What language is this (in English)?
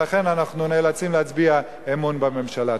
Hebrew